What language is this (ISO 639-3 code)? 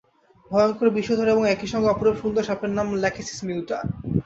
ben